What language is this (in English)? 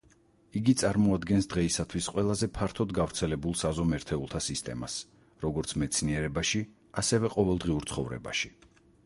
Georgian